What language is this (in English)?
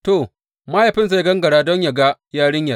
Hausa